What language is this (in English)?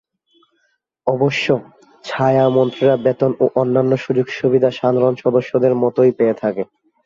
Bangla